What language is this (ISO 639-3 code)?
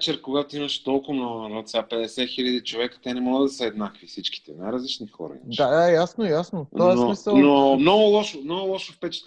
bul